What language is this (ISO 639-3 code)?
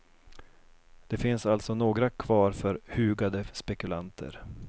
swe